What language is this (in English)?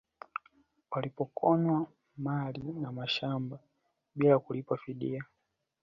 Swahili